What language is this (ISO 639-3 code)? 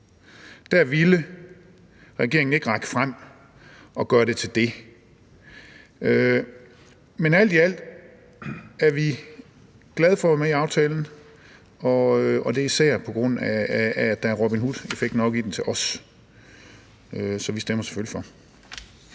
dan